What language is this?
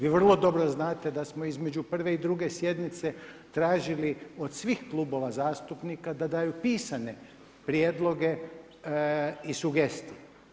Croatian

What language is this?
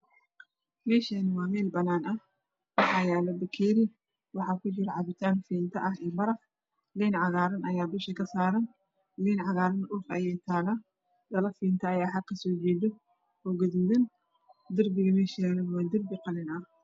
Somali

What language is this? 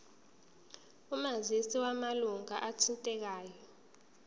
Zulu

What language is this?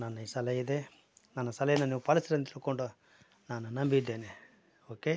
Kannada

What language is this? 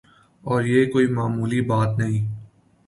Urdu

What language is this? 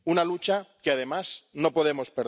Spanish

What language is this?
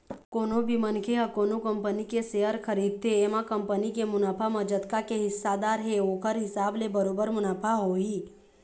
Chhattisgarhi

